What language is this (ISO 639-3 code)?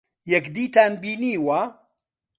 ckb